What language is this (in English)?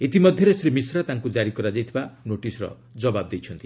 Odia